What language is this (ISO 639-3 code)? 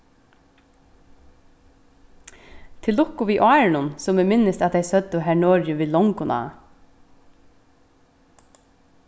fao